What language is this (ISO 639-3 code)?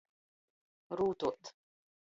ltg